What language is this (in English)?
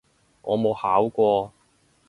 Cantonese